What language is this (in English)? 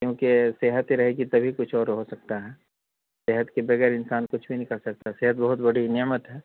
Urdu